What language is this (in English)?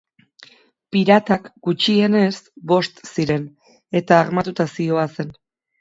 Basque